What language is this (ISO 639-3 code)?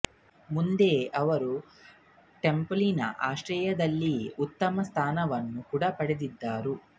kan